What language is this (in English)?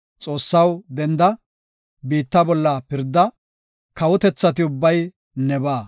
Gofa